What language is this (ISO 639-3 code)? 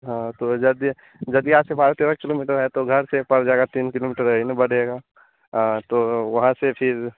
hin